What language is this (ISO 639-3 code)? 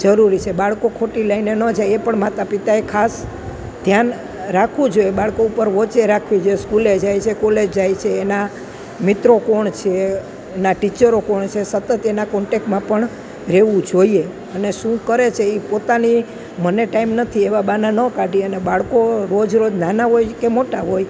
guj